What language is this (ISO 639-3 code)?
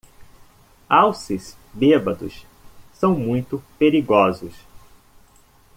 por